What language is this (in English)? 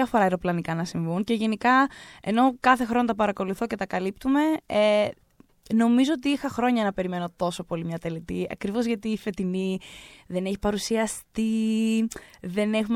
Greek